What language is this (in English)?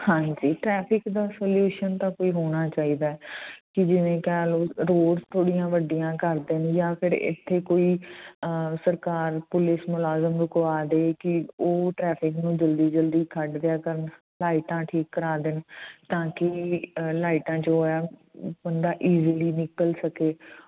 Punjabi